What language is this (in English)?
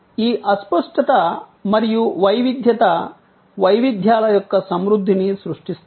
Telugu